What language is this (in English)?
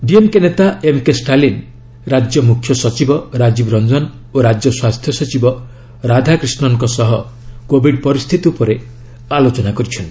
Odia